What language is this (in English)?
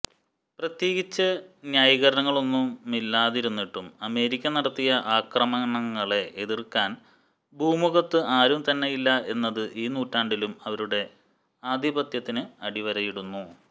Malayalam